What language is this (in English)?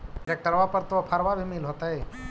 Magahi